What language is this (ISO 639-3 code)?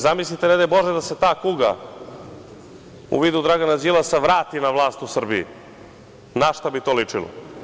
srp